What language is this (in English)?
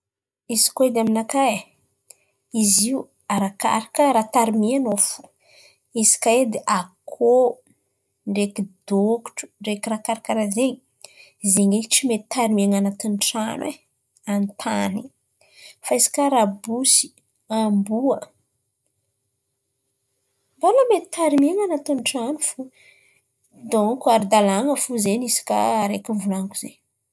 Antankarana Malagasy